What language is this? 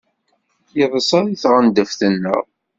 Kabyle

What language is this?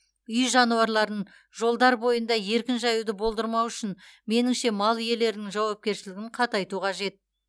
Kazakh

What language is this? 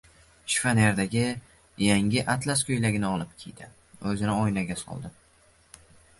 Uzbek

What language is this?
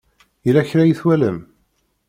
Kabyle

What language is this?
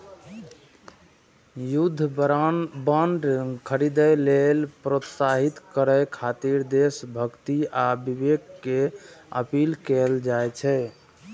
Maithili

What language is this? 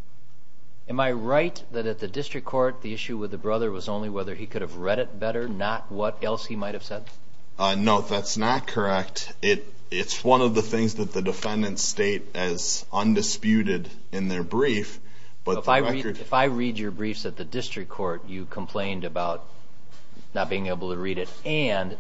English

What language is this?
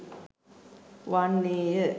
Sinhala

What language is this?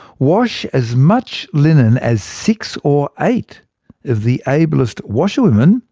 English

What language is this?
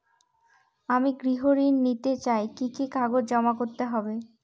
Bangla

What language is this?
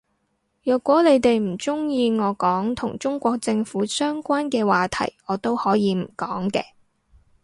Cantonese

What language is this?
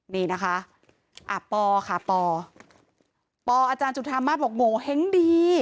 Thai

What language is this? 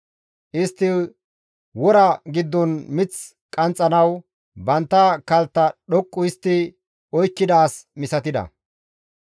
Gamo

